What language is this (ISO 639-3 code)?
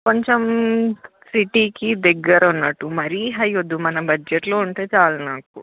tel